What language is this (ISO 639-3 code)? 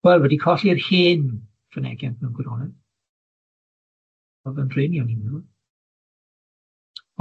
cym